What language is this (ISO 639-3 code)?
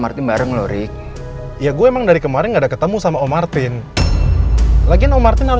ind